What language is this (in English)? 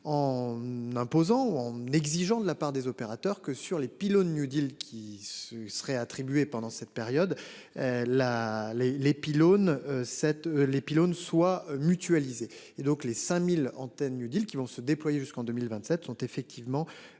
French